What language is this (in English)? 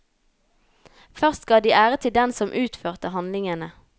Norwegian